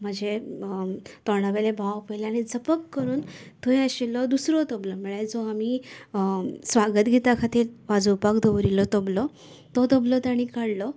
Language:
Konkani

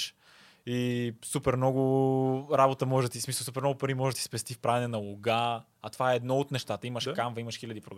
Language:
Bulgarian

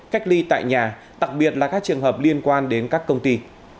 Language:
Vietnamese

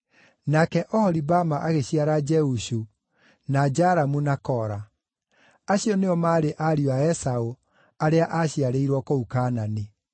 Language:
Kikuyu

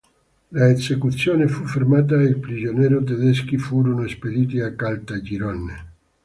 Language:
Italian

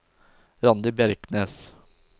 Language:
Norwegian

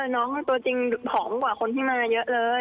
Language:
Thai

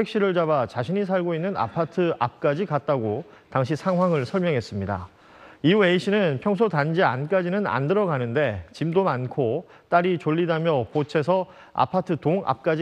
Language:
Korean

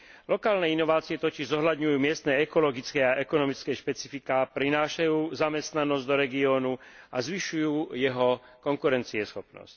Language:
Slovak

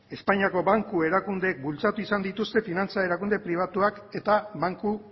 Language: Basque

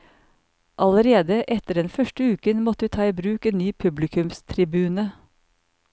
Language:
Norwegian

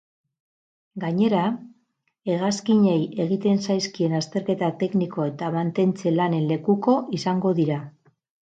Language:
Basque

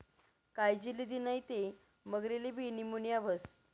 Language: Marathi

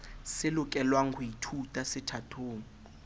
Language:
Southern Sotho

